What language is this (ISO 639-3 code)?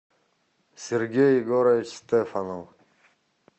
rus